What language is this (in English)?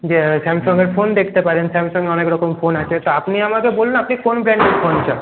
Bangla